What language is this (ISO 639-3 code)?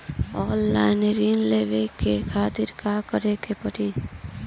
bho